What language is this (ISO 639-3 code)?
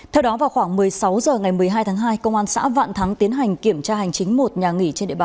vie